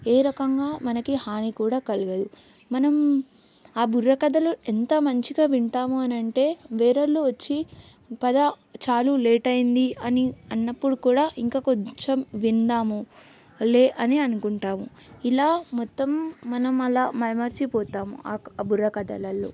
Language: Telugu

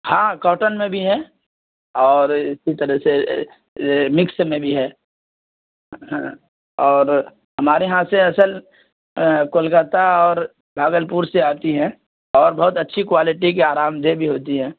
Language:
Urdu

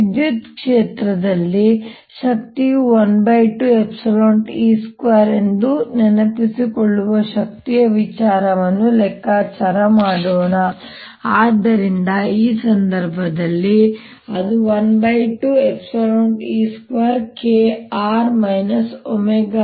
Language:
Kannada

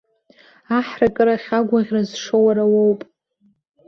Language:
Abkhazian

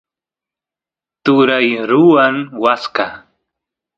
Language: Santiago del Estero Quichua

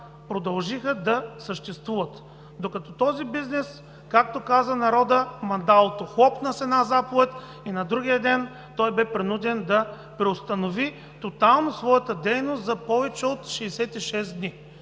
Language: Bulgarian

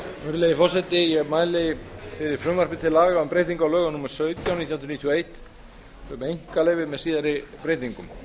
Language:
Icelandic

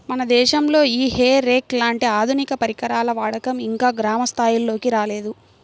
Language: Telugu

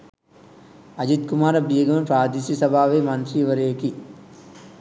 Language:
Sinhala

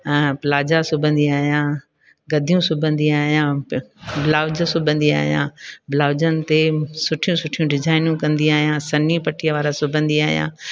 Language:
Sindhi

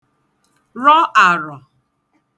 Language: Igbo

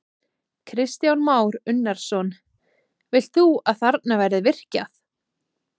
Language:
Icelandic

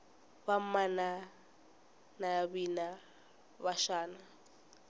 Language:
Tsonga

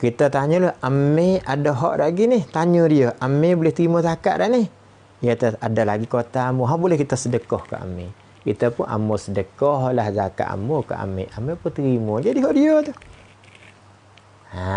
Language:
Malay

